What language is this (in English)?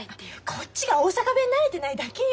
Japanese